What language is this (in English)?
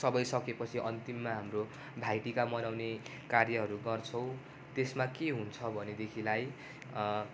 Nepali